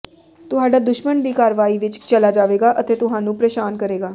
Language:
Punjabi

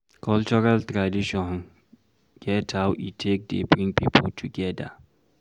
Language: Nigerian Pidgin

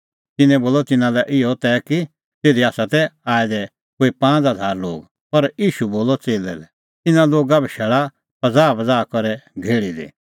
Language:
Kullu Pahari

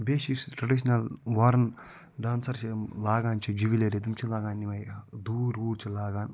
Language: Kashmiri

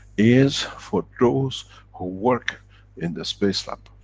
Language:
English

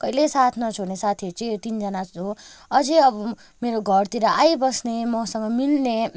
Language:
Nepali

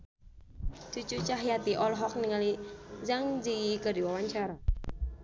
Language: Sundanese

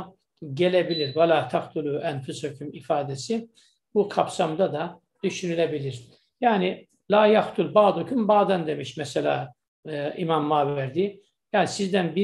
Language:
Turkish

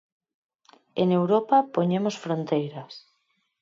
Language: Galician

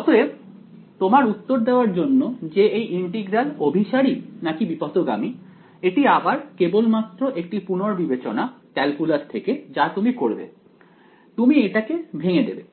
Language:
Bangla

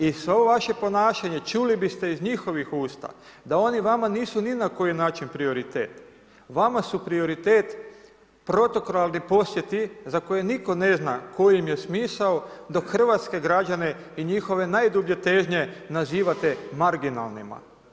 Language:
Croatian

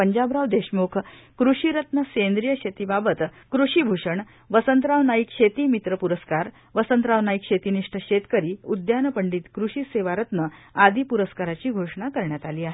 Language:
Marathi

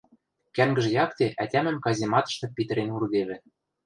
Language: Western Mari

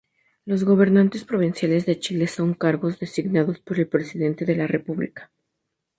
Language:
Spanish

